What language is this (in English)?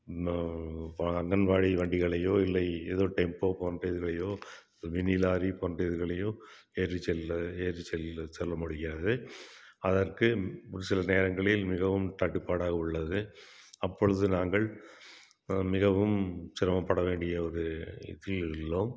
Tamil